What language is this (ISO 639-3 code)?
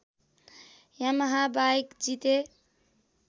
nep